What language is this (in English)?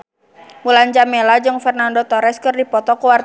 Sundanese